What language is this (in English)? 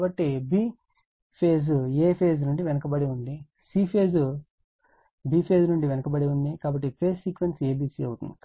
Telugu